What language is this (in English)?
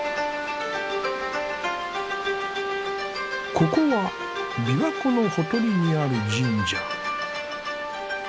Japanese